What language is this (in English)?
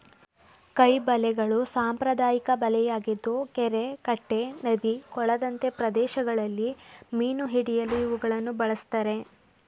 Kannada